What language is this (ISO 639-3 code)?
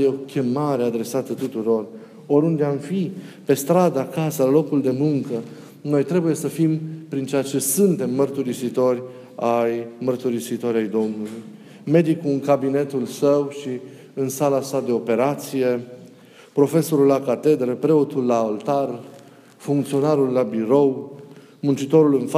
ron